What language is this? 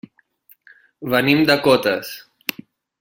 Catalan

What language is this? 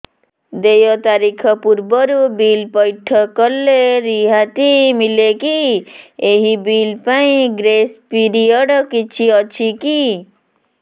Odia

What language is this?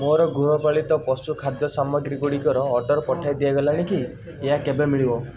Odia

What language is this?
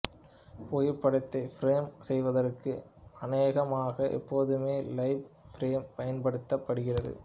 Tamil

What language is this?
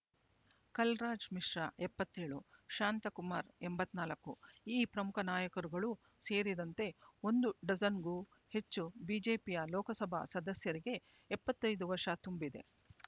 Kannada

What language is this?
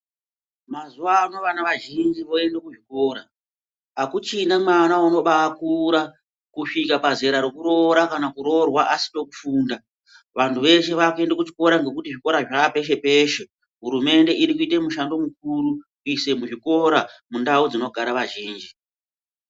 Ndau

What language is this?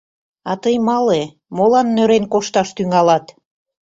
Mari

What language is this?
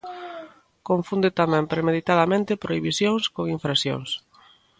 Galician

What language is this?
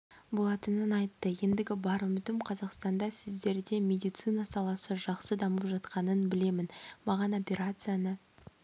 Kazakh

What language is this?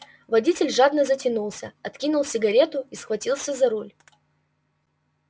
Russian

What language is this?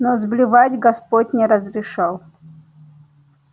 Russian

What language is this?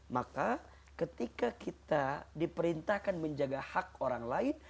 Indonesian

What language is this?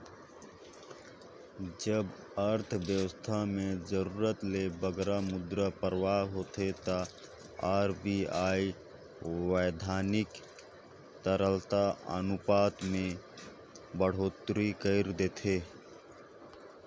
Chhattisgarhi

